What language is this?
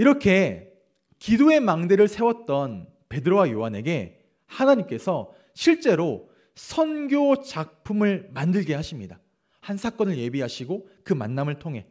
Korean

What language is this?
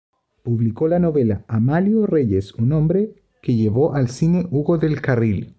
Spanish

